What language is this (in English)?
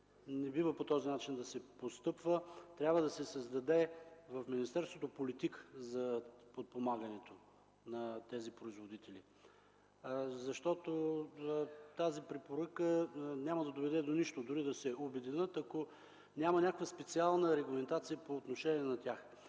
Bulgarian